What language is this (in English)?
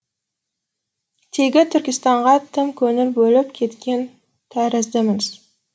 Kazakh